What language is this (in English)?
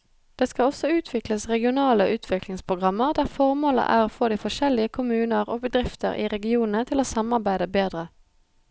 Norwegian